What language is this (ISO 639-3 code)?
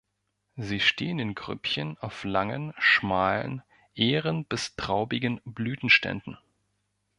deu